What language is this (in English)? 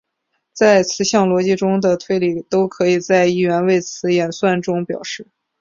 Chinese